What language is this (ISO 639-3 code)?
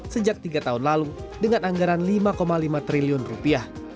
ind